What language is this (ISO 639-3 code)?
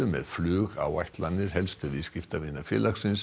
isl